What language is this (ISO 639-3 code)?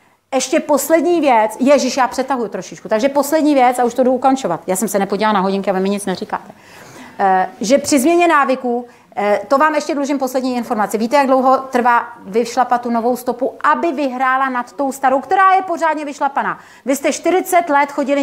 ces